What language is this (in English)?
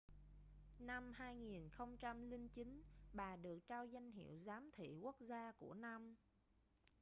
Vietnamese